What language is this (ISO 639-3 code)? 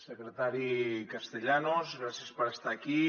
cat